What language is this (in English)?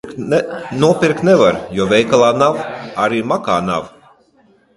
Latvian